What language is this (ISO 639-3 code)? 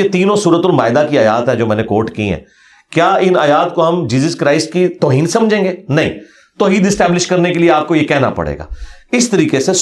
urd